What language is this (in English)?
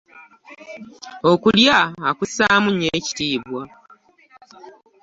Ganda